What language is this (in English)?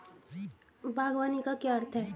Hindi